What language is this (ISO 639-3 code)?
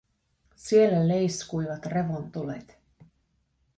fin